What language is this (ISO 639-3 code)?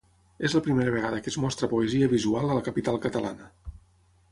cat